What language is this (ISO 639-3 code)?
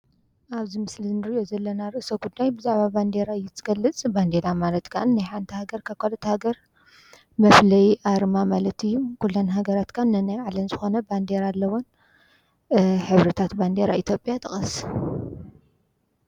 tir